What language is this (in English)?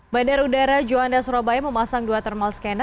Indonesian